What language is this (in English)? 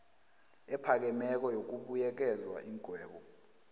South Ndebele